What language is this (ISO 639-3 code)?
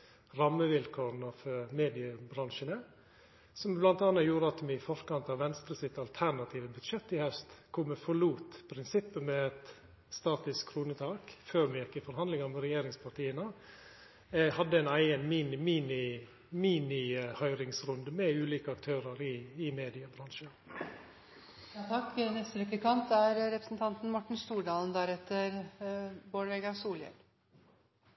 nor